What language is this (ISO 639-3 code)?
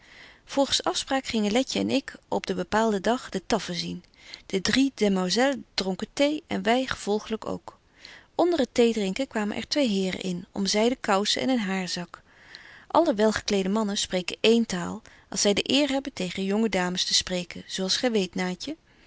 nld